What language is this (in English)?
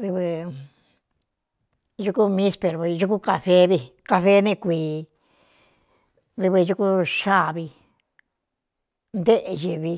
Cuyamecalco Mixtec